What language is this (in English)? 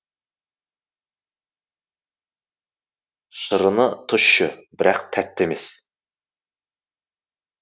Kazakh